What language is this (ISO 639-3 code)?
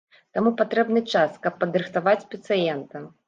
bel